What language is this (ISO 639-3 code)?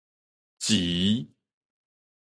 nan